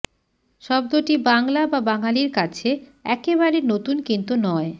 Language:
Bangla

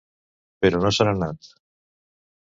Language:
Catalan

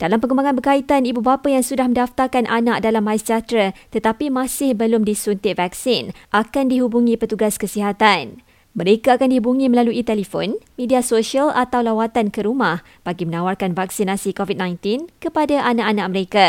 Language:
Malay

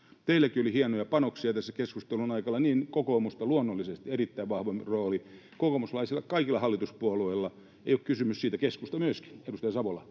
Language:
Finnish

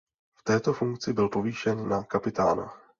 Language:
Czech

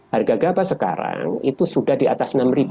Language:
Indonesian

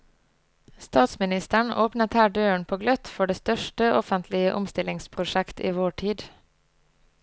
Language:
Norwegian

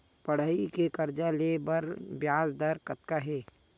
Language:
Chhattisgarhi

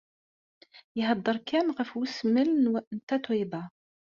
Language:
Kabyle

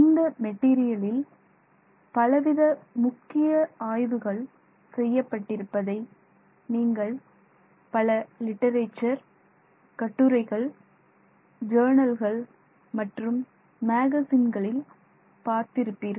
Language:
Tamil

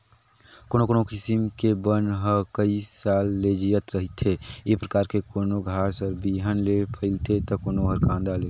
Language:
Chhattisgarhi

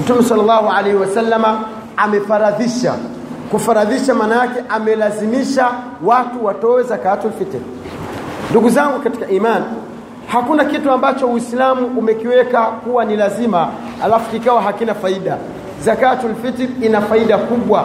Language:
Swahili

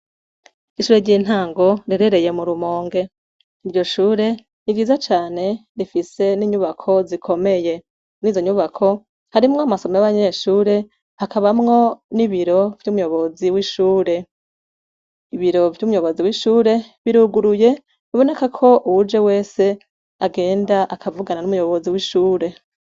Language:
Rundi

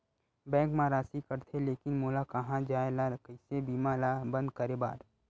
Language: Chhattisgarhi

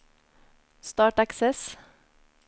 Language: Norwegian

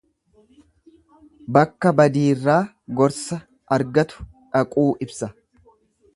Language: Oromo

